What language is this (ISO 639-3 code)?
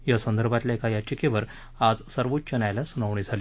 mar